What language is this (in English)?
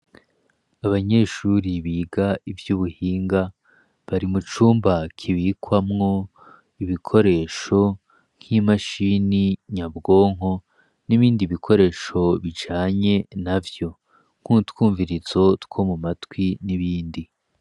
Rundi